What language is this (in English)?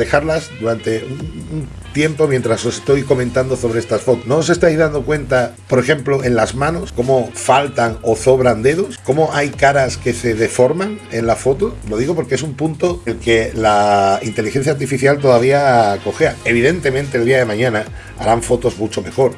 Spanish